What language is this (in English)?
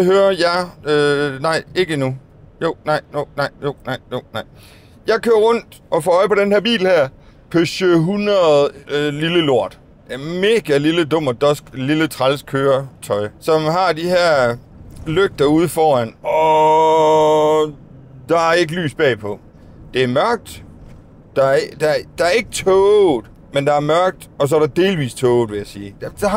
Danish